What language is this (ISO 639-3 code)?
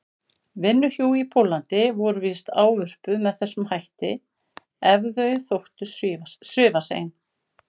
isl